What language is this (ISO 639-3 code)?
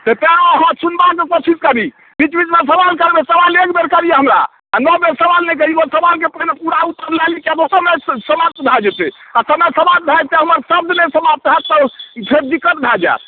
mai